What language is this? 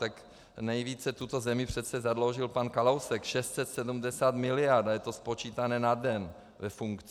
Czech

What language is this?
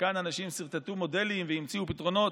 Hebrew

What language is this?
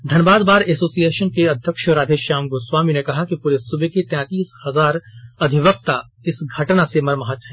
Hindi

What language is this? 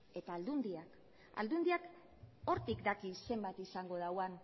Basque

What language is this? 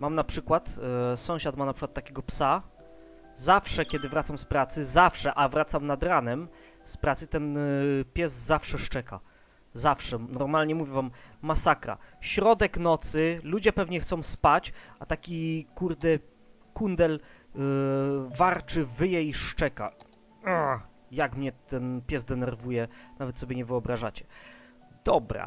Polish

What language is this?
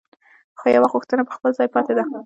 Pashto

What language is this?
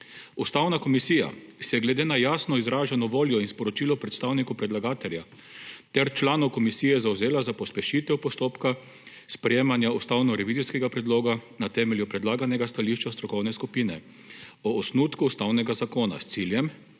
Slovenian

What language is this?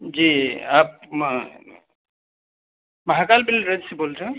Hindi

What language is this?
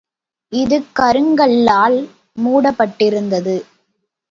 Tamil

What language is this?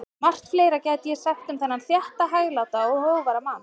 Icelandic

